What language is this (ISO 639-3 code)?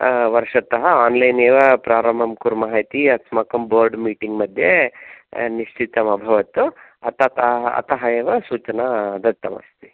san